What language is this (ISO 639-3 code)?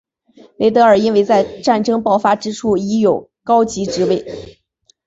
zho